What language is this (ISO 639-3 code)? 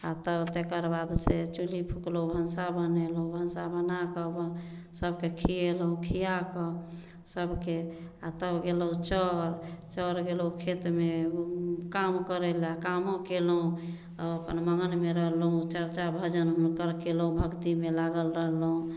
mai